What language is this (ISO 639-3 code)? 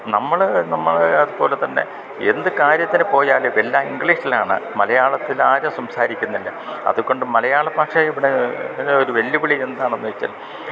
mal